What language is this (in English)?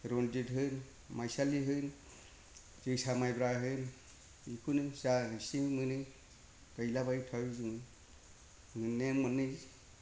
Bodo